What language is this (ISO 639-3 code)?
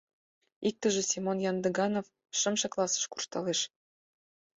chm